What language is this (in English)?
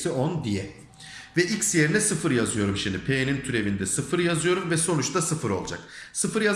Turkish